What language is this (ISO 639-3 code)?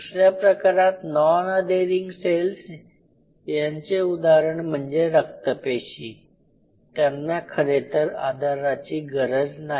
mar